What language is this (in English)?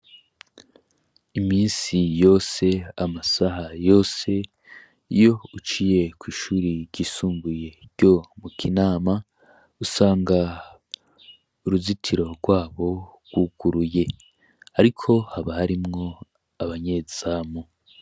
Rundi